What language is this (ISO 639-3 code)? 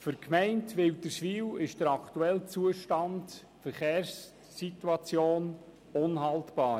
gsw